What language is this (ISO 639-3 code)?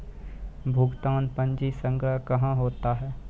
mai